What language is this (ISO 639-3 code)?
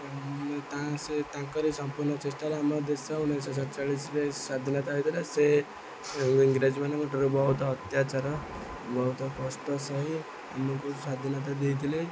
ori